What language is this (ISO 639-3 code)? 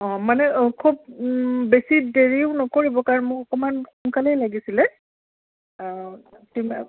asm